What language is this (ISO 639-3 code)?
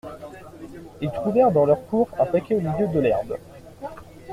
fra